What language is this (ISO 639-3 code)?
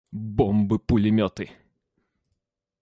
rus